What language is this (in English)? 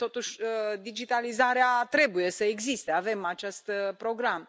Romanian